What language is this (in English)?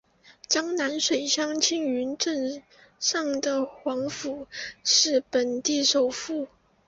Chinese